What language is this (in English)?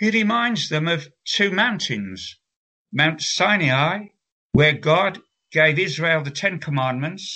Slovak